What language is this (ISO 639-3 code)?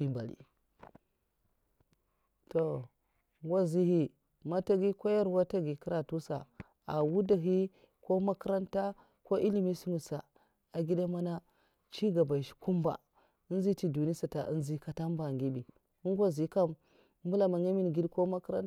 maf